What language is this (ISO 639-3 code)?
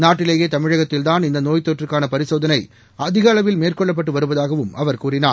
tam